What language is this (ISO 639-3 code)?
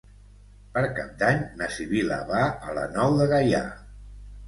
cat